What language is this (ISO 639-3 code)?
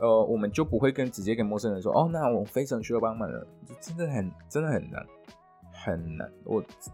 zho